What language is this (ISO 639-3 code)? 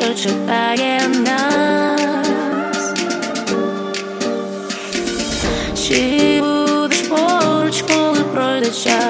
ukr